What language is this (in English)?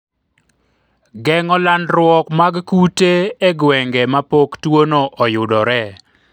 Luo (Kenya and Tanzania)